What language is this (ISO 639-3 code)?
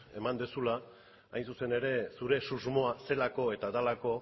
eus